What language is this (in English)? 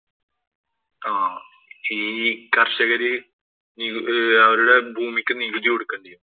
Malayalam